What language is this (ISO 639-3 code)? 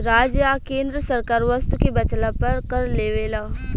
bho